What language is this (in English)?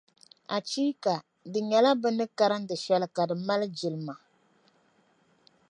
Dagbani